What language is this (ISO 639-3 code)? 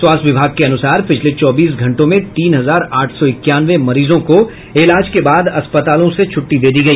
hin